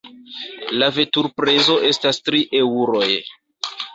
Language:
Esperanto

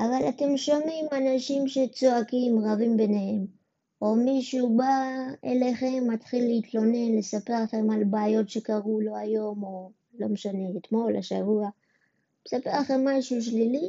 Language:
Hebrew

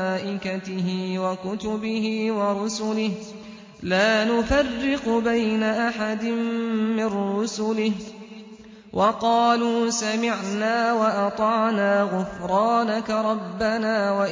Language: Arabic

